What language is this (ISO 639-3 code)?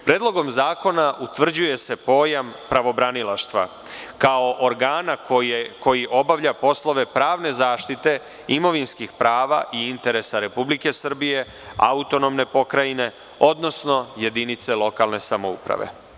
srp